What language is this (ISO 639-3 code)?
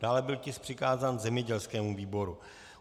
ces